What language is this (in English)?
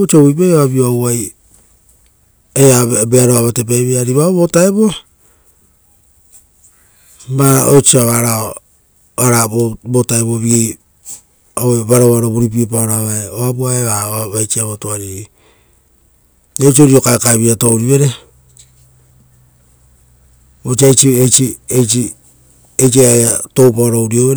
Rotokas